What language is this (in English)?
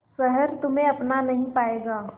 Hindi